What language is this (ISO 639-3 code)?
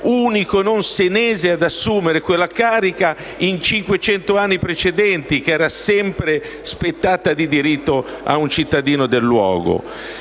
ita